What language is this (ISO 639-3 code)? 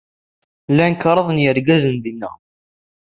kab